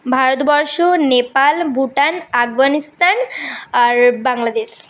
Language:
Bangla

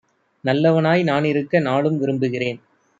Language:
Tamil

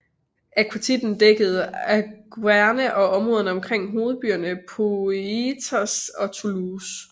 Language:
Danish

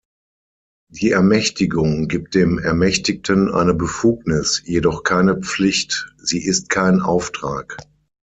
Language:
German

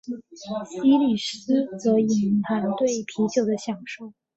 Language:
Chinese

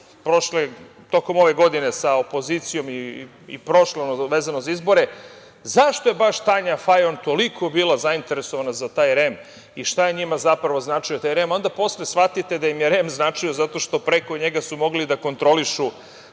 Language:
Serbian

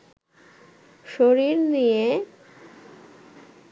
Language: Bangla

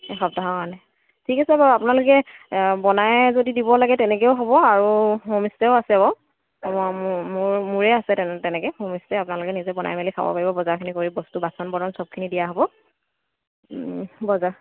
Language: Assamese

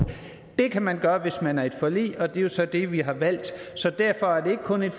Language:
Danish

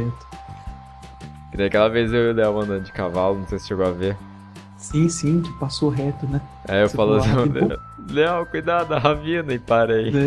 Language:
Portuguese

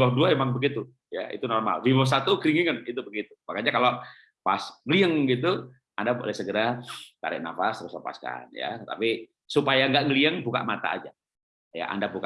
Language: Indonesian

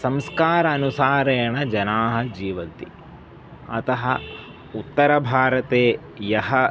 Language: Sanskrit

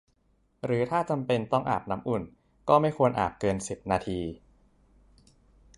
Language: Thai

